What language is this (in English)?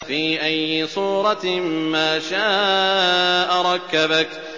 Arabic